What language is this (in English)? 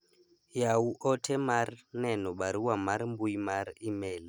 Luo (Kenya and Tanzania)